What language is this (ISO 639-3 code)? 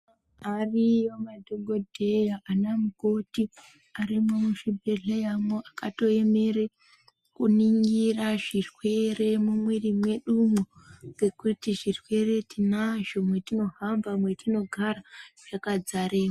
ndc